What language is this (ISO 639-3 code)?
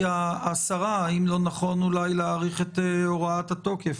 heb